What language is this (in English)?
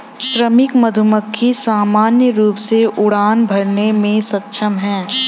Hindi